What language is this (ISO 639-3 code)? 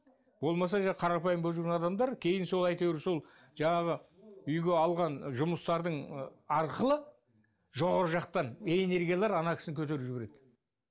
kaz